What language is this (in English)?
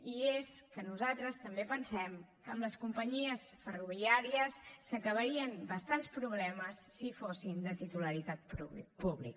Catalan